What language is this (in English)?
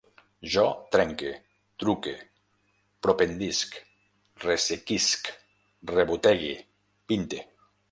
Catalan